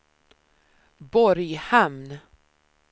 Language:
Swedish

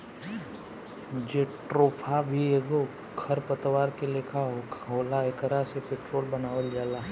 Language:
Bhojpuri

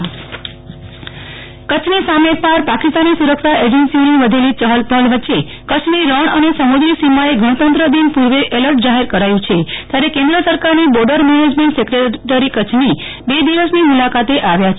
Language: Gujarati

